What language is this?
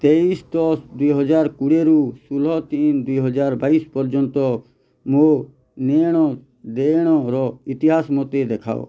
Odia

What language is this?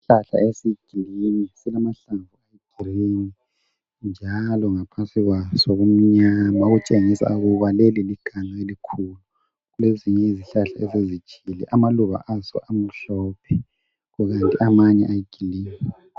North Ndebele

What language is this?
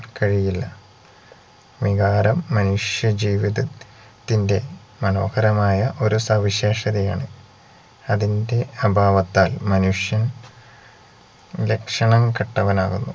Malayalam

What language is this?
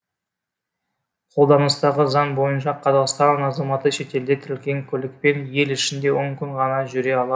Kazakh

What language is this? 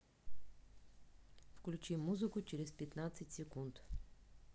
Russian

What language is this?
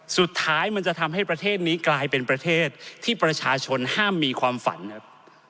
Thai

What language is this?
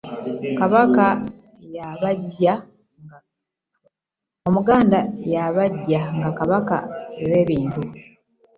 Ganda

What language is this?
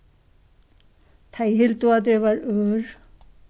Faroese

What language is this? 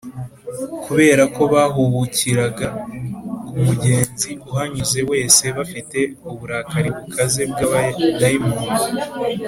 Kinyarwanda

